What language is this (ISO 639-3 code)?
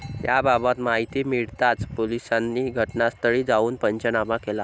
mar